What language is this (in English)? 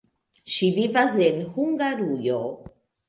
Esperanto